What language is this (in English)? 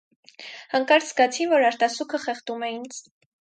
Armenian